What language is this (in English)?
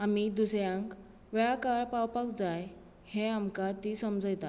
Konkani